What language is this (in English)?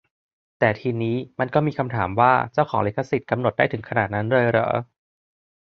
Thai